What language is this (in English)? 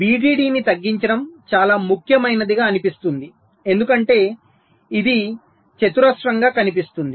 Telugu